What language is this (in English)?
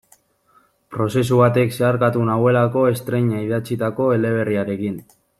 Basque